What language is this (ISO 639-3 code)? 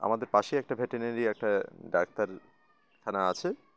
ben